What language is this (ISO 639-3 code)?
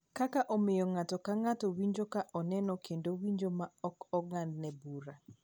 luo